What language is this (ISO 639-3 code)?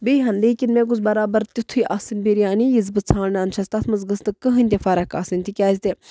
kas